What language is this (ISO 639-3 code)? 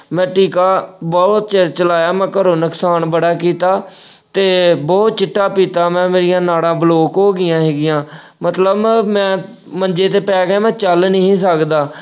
pan